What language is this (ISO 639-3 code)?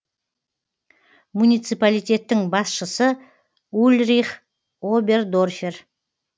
kaz